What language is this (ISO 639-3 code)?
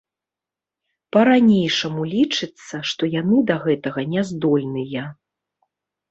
bel